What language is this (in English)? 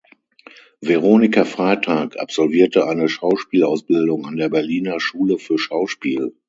German